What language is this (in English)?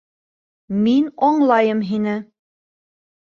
Bashkir